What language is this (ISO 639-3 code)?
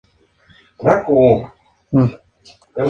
spa